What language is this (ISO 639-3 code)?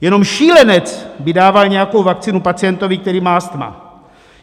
ces